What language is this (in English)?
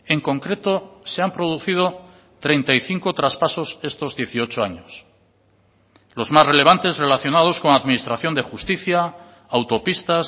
Spanish